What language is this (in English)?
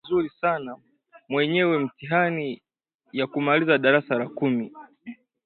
Swahili